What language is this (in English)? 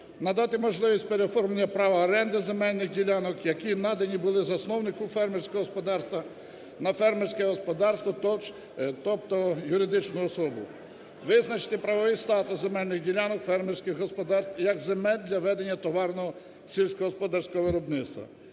Ukrainian